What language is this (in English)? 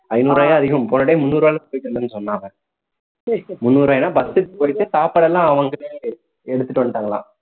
Tamil